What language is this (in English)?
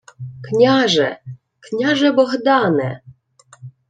Ukrainian